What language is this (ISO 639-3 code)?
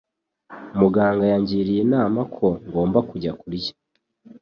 kin